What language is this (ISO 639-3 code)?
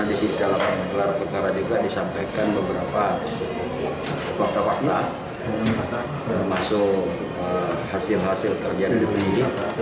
ind